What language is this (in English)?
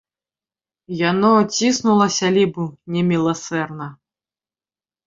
Belarusian